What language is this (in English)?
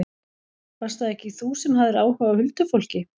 Icelandic